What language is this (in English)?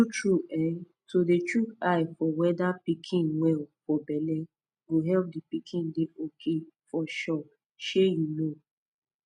Nigerian Pidgin